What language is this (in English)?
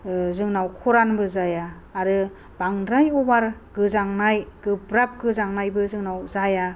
Bodo